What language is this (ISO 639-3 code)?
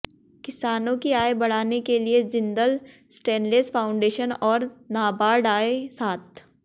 hin